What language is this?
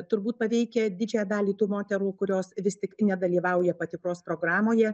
Lithuanian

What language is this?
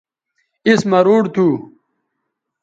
Bateri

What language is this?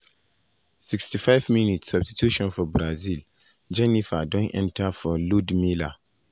Nigerian Pidgin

